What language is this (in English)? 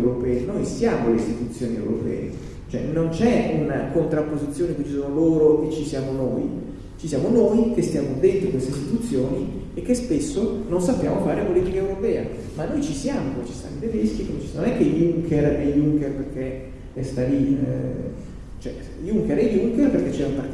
Italian